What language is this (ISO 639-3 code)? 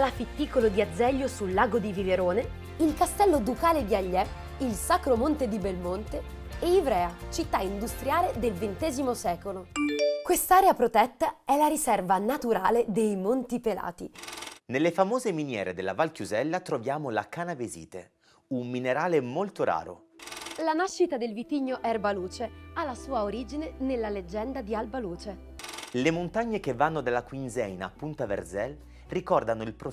ita